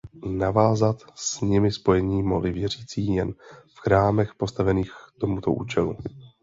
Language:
Czech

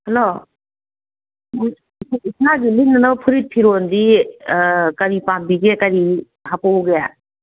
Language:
Manipuri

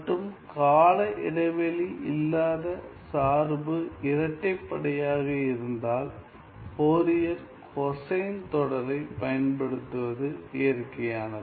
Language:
Tamil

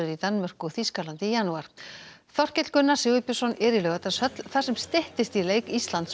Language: Icelandic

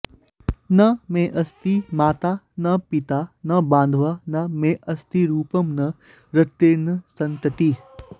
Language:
Sanskrit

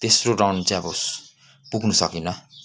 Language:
Nepali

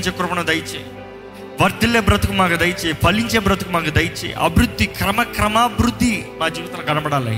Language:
Telugu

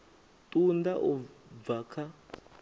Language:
Venda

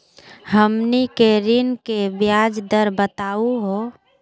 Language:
Magahi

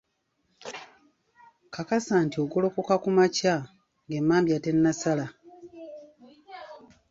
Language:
Ganda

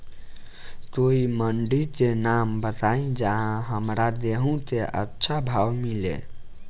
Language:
Bhojpuri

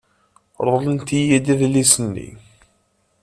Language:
Kabyle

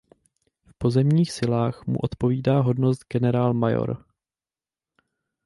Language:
Czech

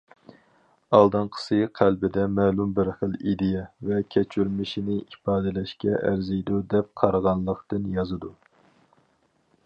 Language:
Uyghur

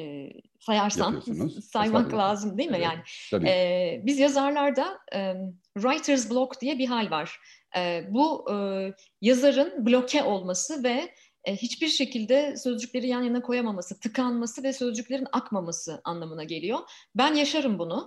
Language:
Turkish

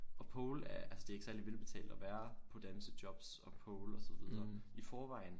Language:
Danish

